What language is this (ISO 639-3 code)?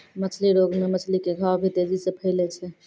mai